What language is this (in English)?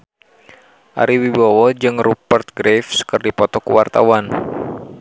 Sundanese